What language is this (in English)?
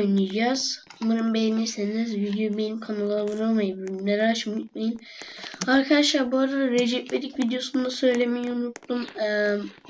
Turkish